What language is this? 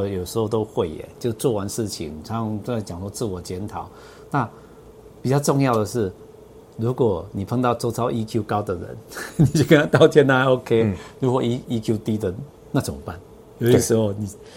Chinese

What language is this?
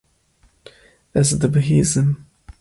Kurdish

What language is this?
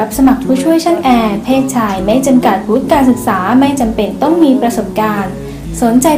Thai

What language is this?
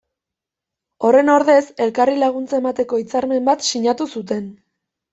Basque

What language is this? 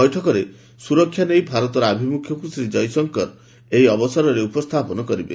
Odia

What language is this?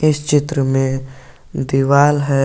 Hindi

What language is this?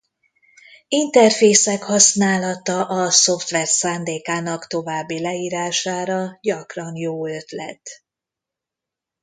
Hungarian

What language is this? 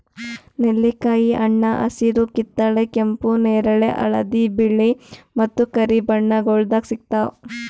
Kannada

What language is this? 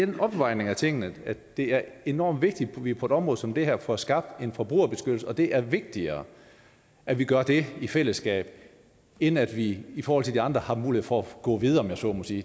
Danish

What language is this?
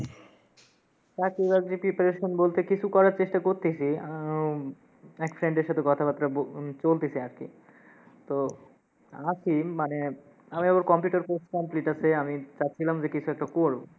Bangla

